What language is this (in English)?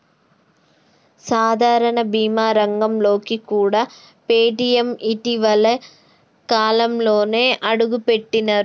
Telugu